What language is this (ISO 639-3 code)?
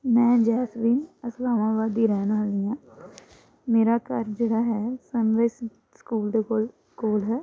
pan